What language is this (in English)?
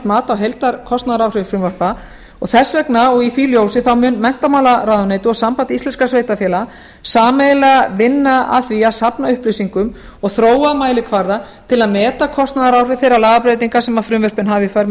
Icelandic